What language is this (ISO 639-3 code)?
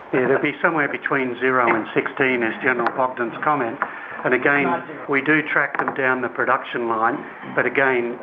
eng